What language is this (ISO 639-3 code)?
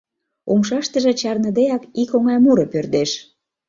chm